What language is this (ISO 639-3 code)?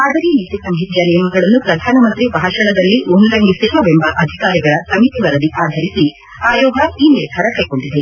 kan